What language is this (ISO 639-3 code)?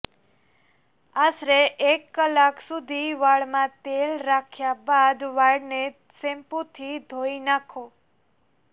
guj